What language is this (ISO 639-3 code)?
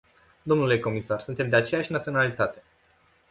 ron